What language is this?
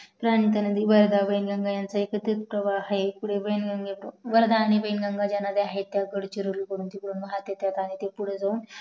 Marathi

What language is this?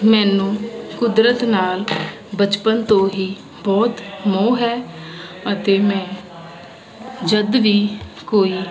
Punjabi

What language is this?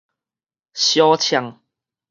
Min Nan Chinese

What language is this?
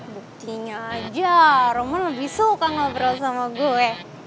Indonesian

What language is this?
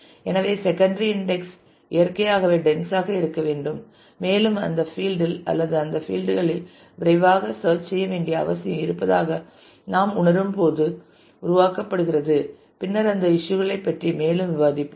Tamil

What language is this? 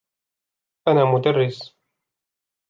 Arabic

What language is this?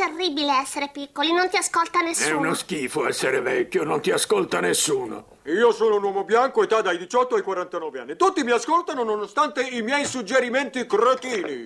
Italian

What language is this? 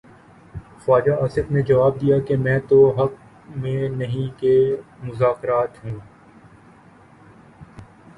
Urdu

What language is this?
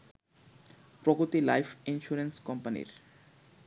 Bangla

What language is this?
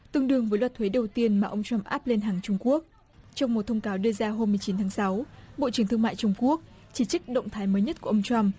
Vietnamese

